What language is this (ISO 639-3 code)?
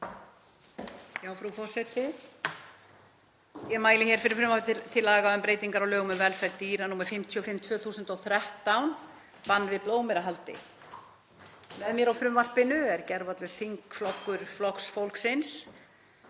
isl